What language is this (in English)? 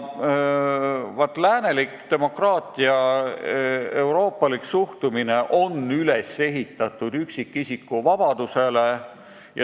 Estonian